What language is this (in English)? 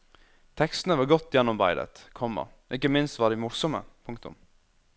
Norwegian